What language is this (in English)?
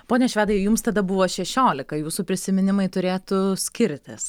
Lithuanian